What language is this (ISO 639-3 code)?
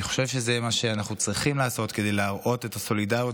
heb